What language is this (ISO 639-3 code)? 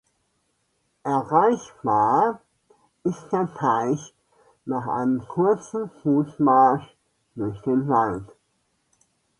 deu